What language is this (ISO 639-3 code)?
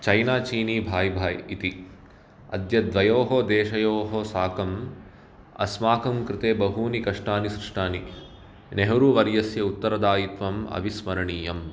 san